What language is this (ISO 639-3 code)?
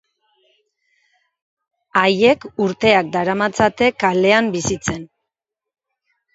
eus